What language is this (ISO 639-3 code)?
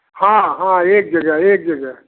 hin